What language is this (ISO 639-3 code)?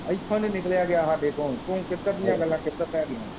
pan